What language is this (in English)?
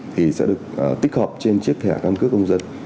Vietnamese